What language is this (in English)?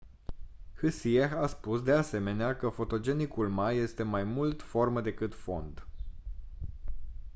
Romanian